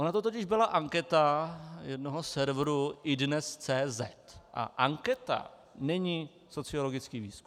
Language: Czech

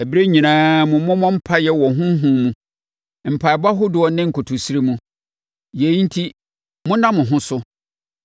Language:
Akan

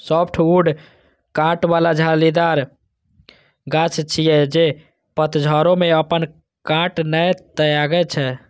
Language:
Maithili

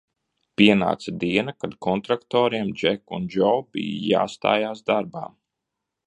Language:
Latvian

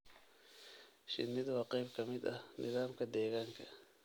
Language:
Somali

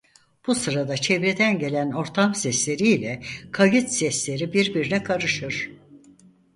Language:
Turkish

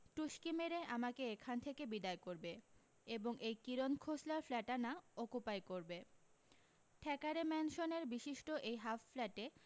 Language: Bangla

